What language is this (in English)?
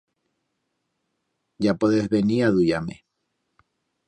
Aragonese